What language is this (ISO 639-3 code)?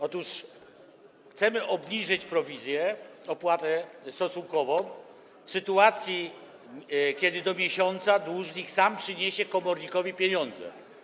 pol